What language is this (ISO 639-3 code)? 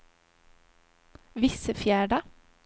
swe